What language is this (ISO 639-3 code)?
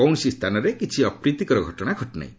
ori